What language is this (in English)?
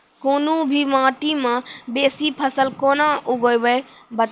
Maithili